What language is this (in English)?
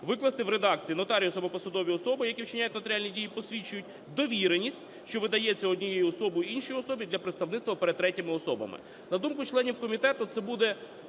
Ukrainian